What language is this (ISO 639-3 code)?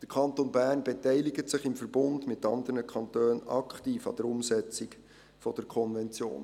gsw